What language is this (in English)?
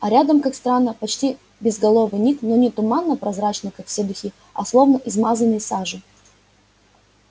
Russian